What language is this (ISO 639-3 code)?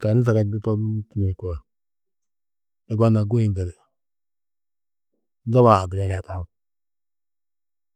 tuq